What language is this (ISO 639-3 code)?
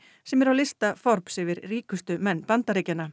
isl